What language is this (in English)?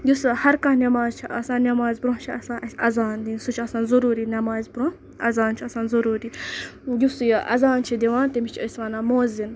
Kashmiri